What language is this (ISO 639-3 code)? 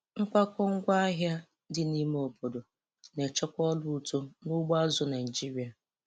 ibo